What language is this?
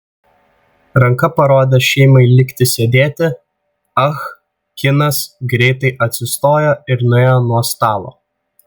Lithuanian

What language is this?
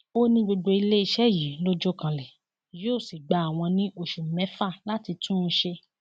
Yoruba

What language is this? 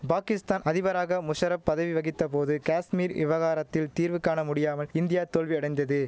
Tamil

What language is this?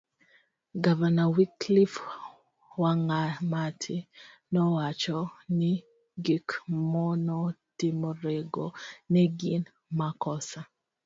Luo (Kenya and Tanzania)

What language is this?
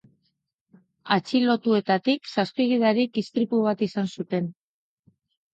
Basque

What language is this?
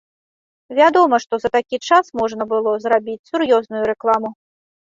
Belarusian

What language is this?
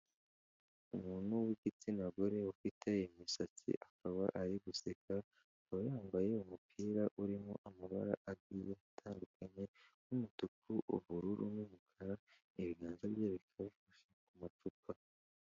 Kinyarwanda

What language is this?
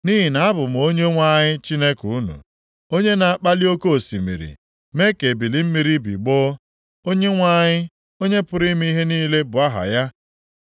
Igbo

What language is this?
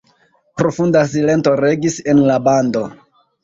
Esperanto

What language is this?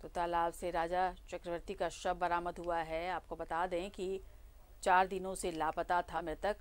Hindi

